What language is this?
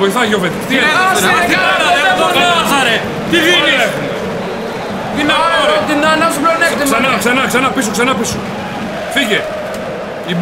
Greek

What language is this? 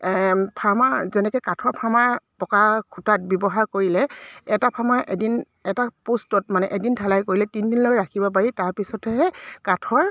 Assamese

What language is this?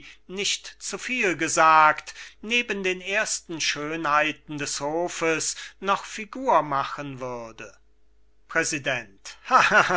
German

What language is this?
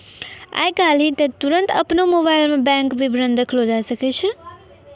Maithili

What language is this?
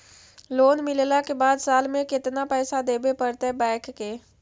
Magahi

